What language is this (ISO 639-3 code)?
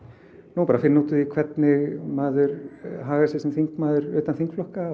isl